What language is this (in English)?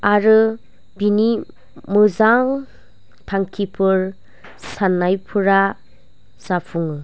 Bodo